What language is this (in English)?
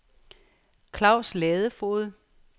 Danish